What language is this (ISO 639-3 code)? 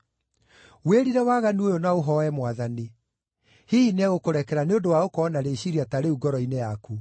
kik